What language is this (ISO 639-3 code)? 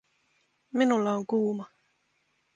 fin